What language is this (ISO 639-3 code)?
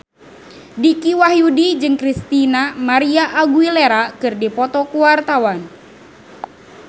sun